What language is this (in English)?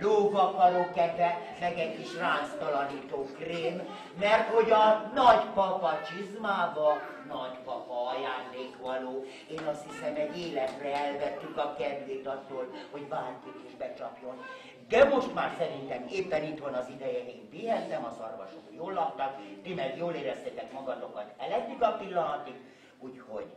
Hungarian